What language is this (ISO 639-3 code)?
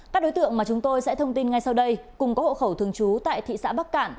vie